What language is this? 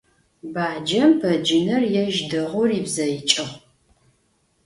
Adyghe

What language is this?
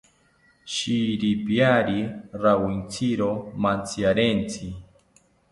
South Ucayali Ashéninka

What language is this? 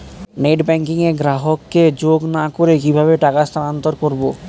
Bangla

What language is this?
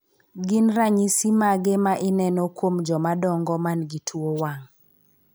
Luo (Kenya and Tanzania)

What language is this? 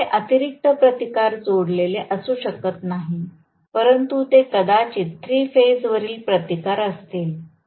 Marathi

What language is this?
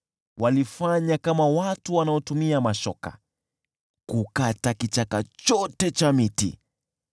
Swahili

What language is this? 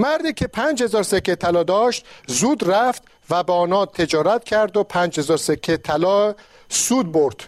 Persian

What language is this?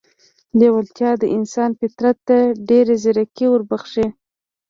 Pashto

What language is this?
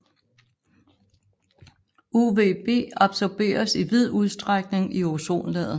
Danish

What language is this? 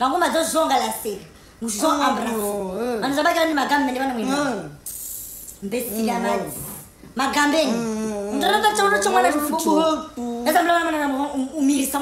Romanian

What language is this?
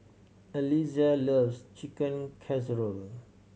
English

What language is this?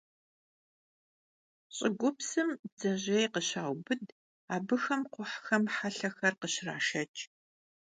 Kabardian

